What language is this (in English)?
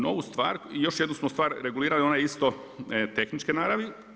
Croatian